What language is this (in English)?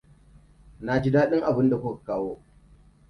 Hausa